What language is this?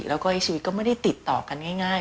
Thai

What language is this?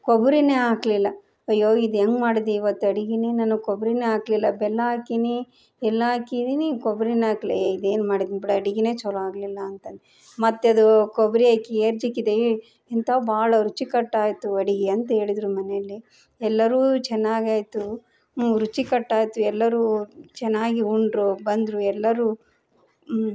Kannada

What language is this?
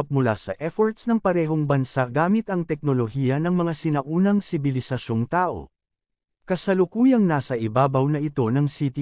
Filipino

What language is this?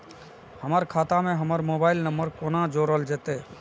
Maithili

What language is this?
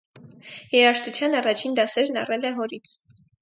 Armenian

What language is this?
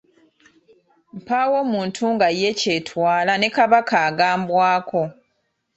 Ganda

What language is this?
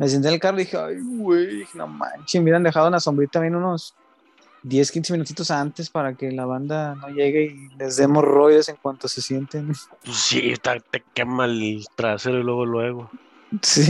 Spanish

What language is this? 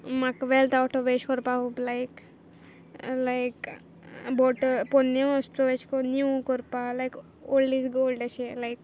Konkani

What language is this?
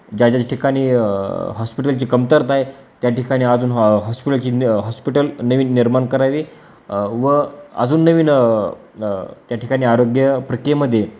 Marathi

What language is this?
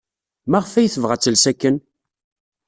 Kabyle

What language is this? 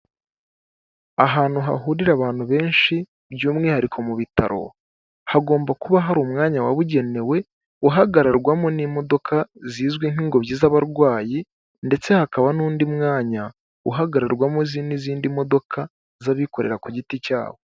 Kinyarwanda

